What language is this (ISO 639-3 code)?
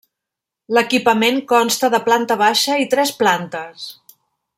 cat